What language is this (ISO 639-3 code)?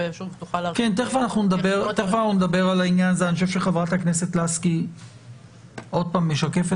heb